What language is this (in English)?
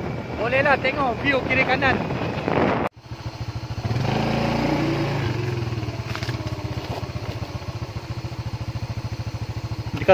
Malay